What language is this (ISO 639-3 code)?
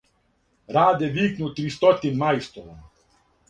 srp